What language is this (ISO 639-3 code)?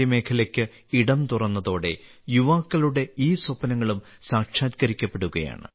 mal